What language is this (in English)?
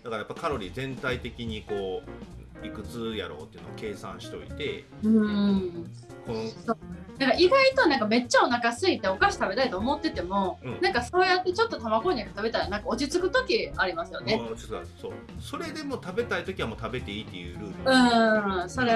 Japanese